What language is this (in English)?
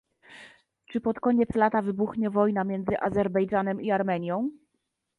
Polish